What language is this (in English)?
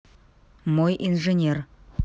Russian